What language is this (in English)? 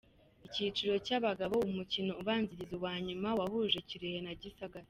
Kinyarwanda